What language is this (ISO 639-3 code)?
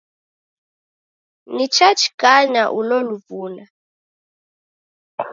dav